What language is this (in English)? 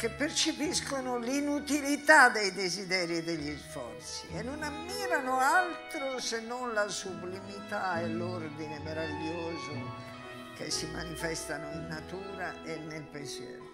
Italian